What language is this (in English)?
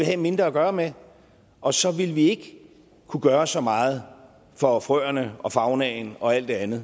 Danish